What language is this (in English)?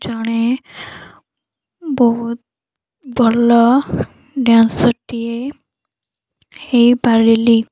Odia